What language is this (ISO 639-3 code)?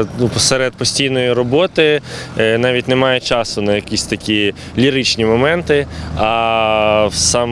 ukr